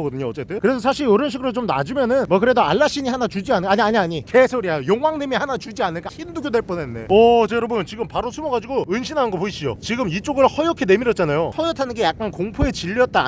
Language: Korean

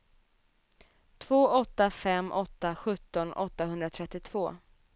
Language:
Swedish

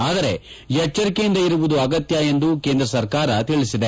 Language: Kannada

